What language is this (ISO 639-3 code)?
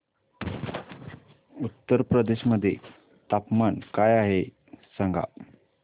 mar